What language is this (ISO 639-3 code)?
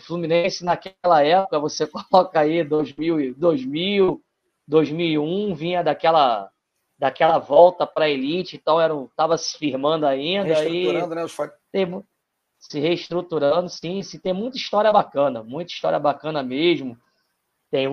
por